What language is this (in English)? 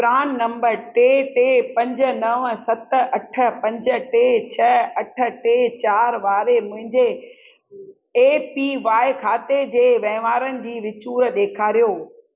Sindhi